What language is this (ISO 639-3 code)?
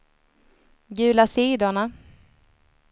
swe